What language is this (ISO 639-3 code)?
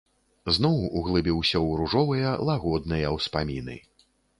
bel